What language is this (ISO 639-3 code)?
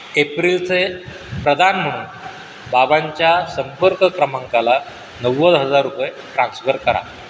mar